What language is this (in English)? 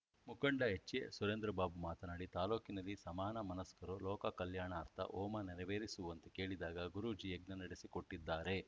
Kannada